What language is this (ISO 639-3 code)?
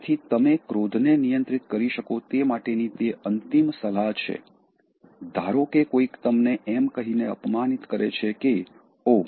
guj